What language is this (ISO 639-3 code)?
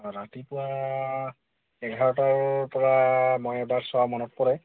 asm